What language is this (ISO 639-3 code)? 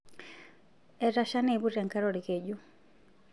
mas